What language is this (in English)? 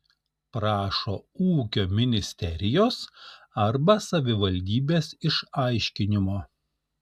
Lithuanian